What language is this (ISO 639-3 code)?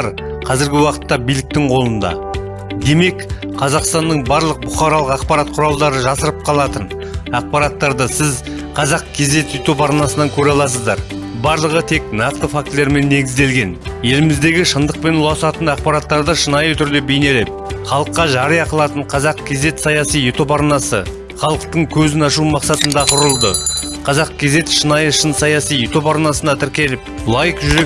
tur